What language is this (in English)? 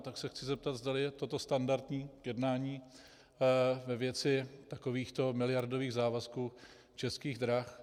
Czech